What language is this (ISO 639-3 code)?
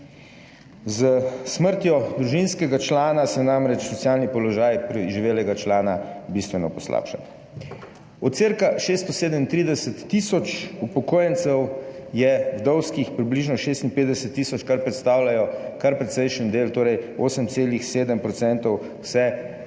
slv